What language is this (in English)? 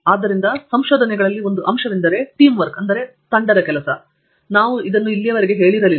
Kannada